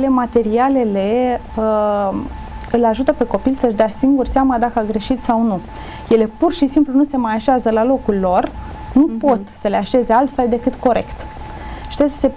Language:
Romanian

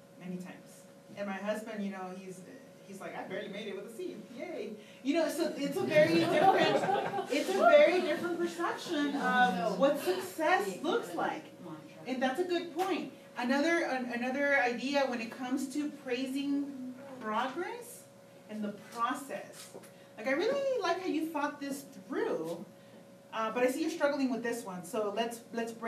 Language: English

